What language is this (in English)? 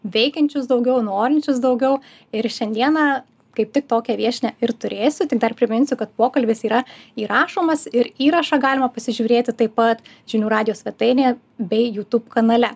Lithuanian